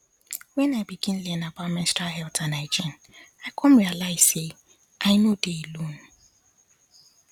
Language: Nigerian Pidgin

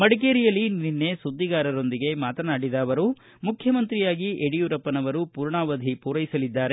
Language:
Kannada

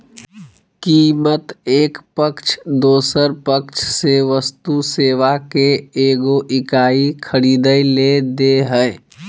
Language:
Magahi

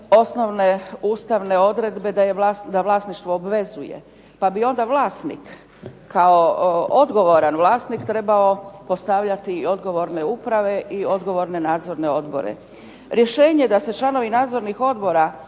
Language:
Croatian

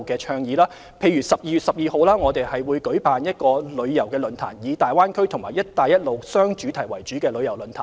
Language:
Cantonese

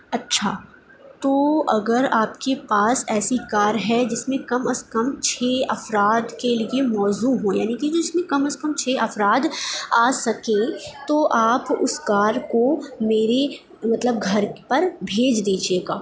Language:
Urdu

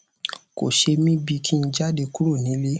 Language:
Yoruba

